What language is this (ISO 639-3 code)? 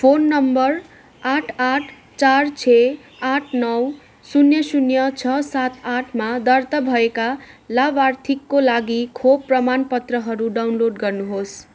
nep